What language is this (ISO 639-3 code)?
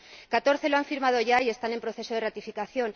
spa